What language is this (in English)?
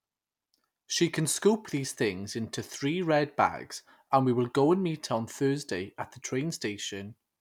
English